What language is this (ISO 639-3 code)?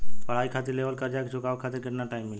bho